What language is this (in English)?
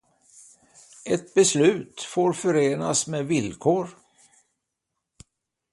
Swedish